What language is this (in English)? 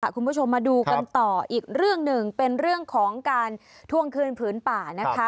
Thai